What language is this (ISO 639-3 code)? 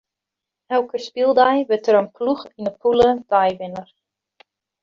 fry